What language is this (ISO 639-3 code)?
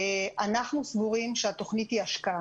heb